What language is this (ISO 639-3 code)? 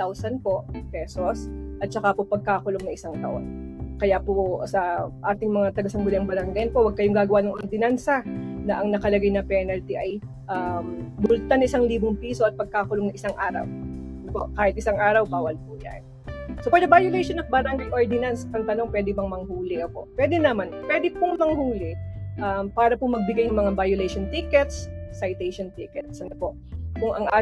fil